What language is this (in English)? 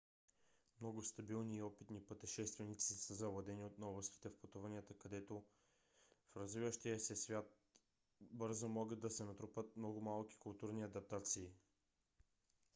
Bulgarian